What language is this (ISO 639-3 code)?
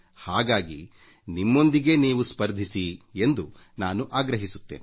kan